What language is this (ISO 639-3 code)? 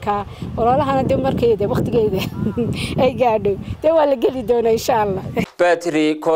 ara